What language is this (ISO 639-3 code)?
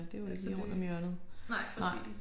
dan